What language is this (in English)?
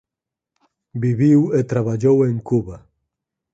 Galician